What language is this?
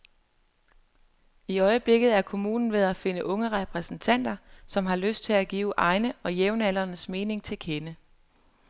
Danish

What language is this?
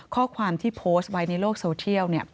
Thai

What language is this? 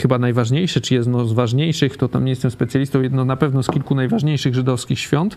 Polish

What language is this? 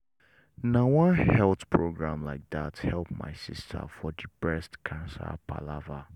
Nigerian Pidgin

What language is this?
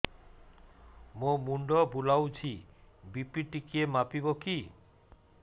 Odia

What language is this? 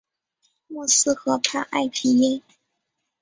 Chinese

